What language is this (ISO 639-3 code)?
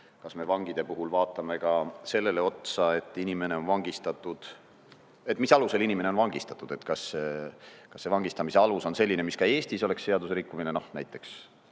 est